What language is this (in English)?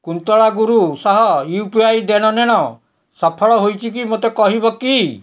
Odia